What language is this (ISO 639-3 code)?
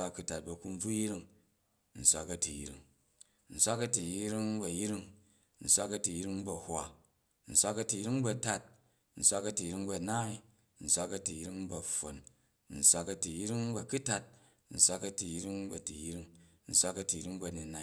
kaj